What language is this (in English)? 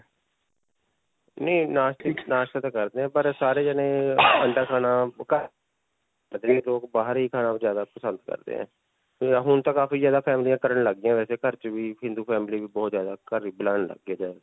Punjabi